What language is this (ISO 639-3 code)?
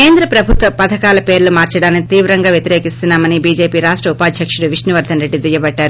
tel